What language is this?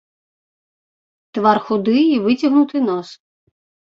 Belarusian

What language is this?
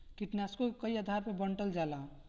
Bhojpuri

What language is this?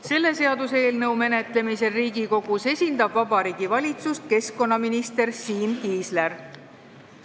Estonian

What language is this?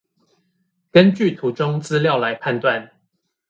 Chinese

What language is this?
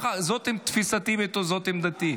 Hebrew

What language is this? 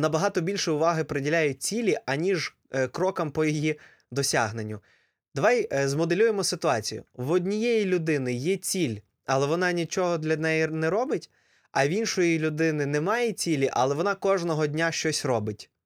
Ukrainian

